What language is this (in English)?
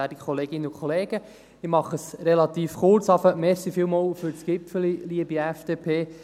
Swiss German